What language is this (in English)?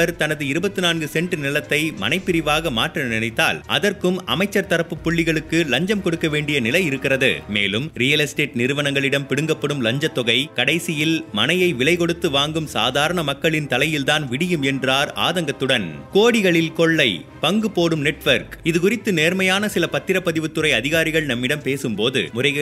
Tamil